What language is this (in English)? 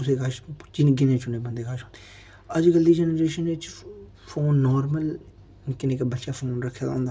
Dogri